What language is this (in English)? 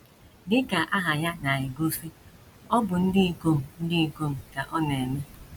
Igbo